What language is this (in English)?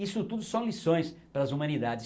Portuguese